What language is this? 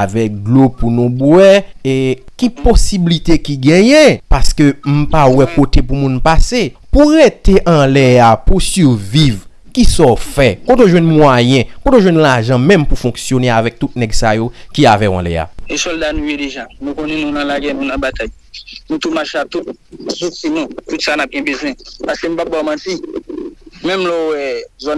French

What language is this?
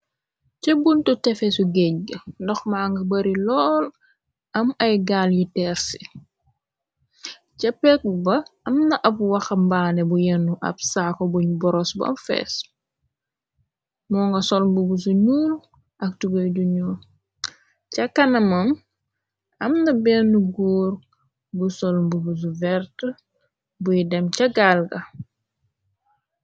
Wolof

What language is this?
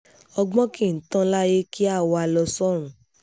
Yoruba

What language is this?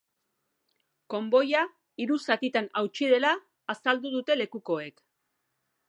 Basque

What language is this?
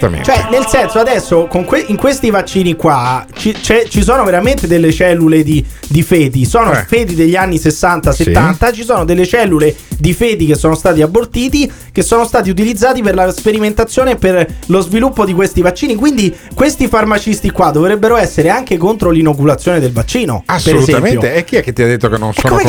Italian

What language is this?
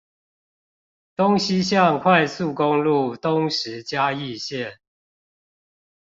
Chinese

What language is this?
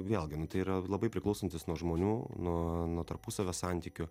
Lithuanian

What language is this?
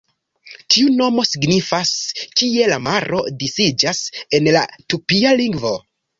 Esperanto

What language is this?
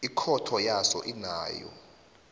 South Ndebele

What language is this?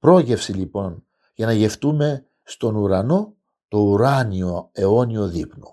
Greek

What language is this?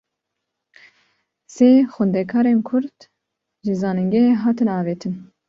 Kurdish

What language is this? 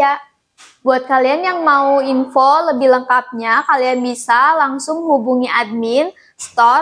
Indonesian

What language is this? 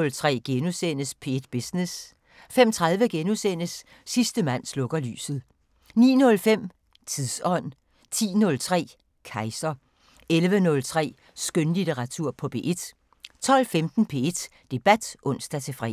Danish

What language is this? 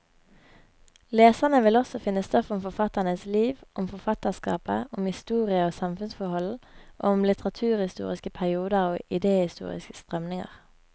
Norwegian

